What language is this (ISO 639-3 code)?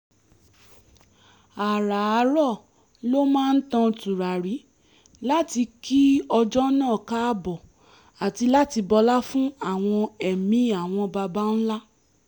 yor